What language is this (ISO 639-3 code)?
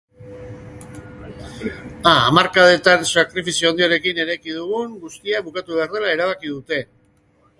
eus